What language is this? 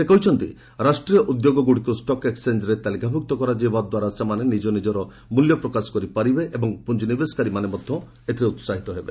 Odia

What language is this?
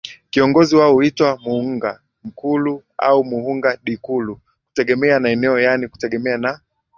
Swahili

